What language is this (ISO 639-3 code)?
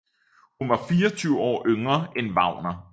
dan